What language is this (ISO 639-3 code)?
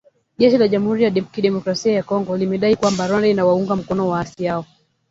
swa